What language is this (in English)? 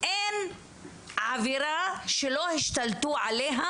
Hebrew